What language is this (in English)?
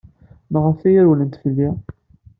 Kabyle